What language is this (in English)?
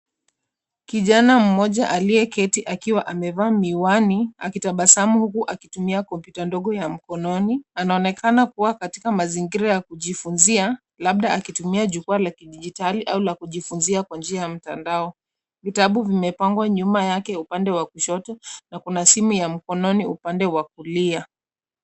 Swahili